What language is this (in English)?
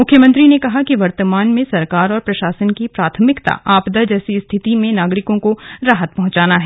Hindi